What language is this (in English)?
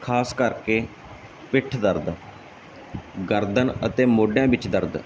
Punjabi